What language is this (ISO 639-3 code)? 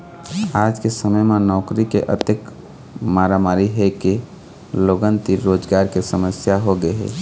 hne